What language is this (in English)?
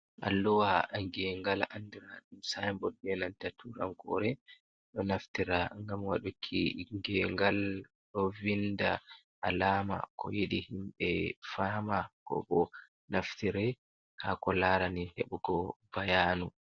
Fula